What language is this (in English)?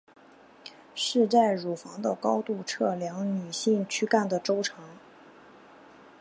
Chinese